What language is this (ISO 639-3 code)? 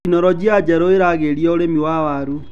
kik